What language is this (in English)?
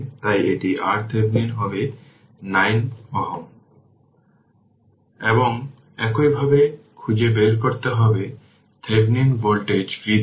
Bangla